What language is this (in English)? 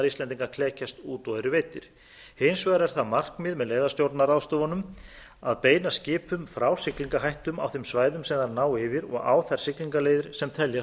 Icelandic